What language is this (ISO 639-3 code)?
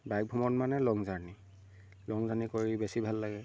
asm